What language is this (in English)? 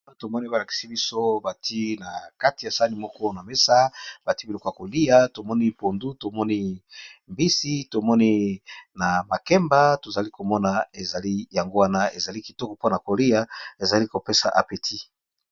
Lingala